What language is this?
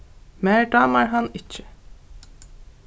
Faroese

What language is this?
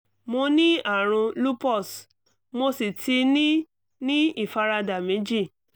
Yoruba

